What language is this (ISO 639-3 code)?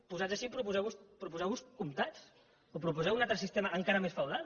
cat